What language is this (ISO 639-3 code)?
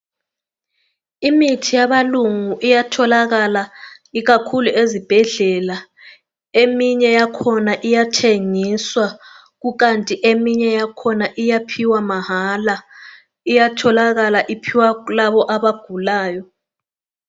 nde